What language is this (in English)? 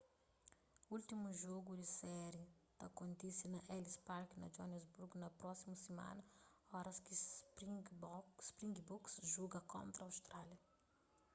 Kabuverdianu